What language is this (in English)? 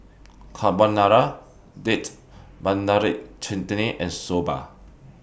English